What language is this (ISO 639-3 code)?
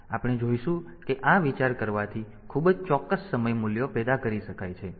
guj